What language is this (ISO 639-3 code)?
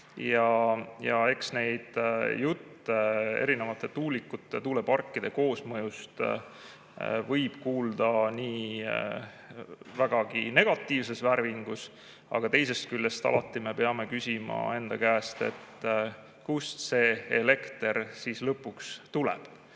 est